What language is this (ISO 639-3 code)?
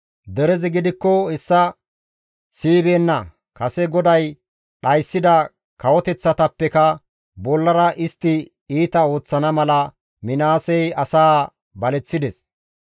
gmv